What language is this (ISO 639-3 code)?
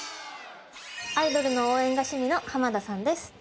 jpn